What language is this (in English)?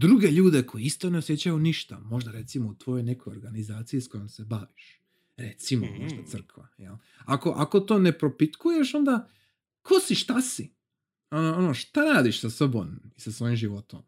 Croatian